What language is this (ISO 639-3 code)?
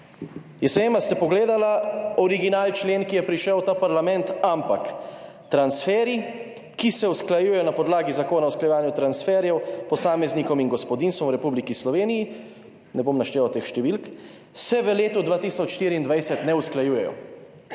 slv